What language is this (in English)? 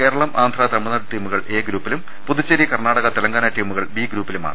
Malayalam